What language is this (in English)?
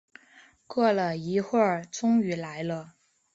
Chinese